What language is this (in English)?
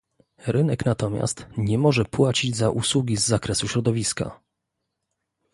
Polish